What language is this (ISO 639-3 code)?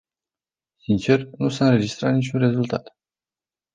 ron